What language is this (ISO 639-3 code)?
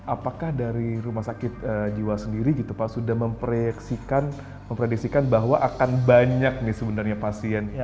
ind